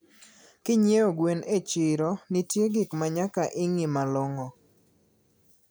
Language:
Luo (Kenya and Tanzania)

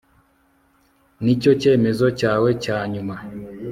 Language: Kinyarwanda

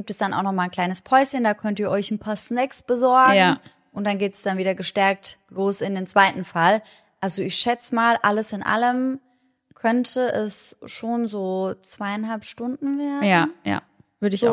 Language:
German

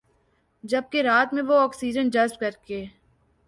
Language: Urdu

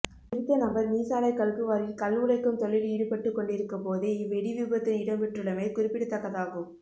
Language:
Tamil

